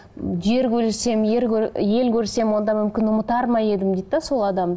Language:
Kazakh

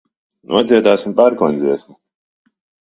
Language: Latvian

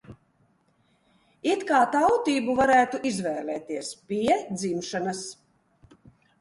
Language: Latvian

